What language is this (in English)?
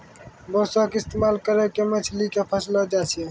Maithili